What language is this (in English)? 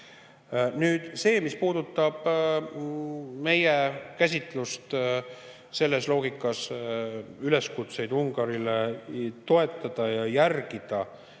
Estonian